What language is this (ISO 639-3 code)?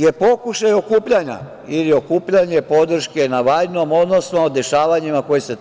srp